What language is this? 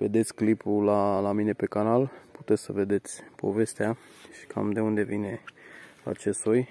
Romanian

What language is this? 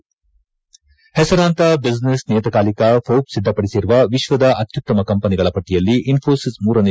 Kannada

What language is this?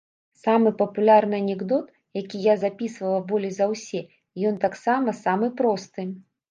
Belarusian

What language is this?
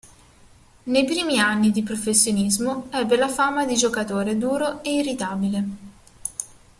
Italian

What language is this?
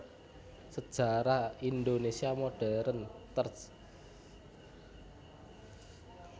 Javanese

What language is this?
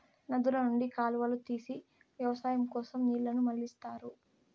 Telugu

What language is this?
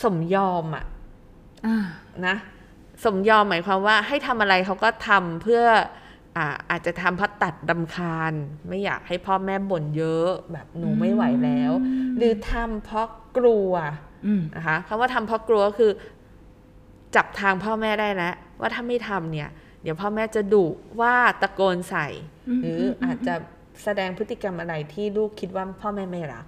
Thai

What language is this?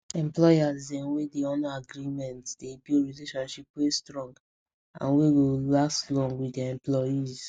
Nigerian Pidgin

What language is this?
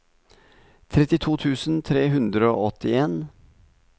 Norwegian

